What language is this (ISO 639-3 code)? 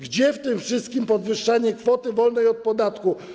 pol